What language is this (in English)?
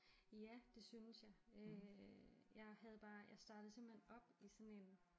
Danish